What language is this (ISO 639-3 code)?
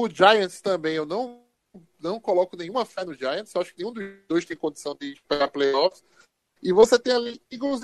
por